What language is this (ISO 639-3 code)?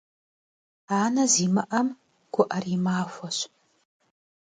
kbd